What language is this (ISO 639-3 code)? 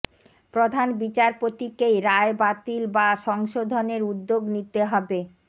ben